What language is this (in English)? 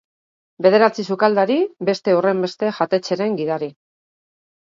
Basque